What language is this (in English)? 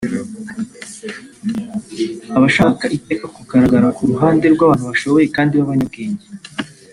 Kinyarwanda